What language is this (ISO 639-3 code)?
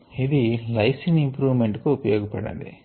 tel